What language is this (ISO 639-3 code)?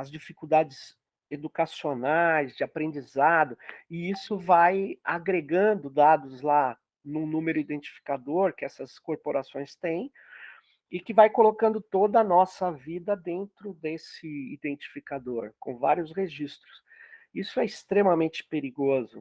por